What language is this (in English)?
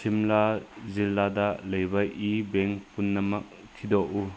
Manipuri